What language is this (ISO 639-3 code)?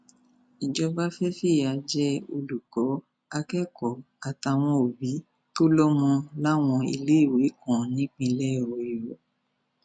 yor